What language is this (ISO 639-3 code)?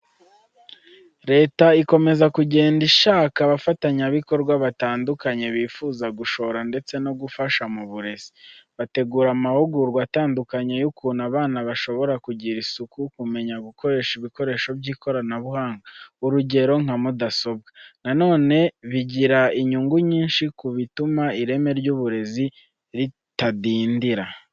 kin